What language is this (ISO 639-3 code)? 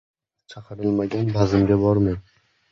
uzb